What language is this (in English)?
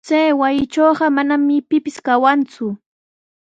Sihuas Ancash Quechua